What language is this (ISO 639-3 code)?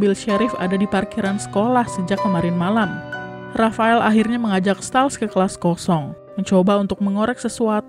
ind